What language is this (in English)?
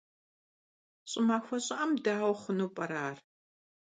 Kabardian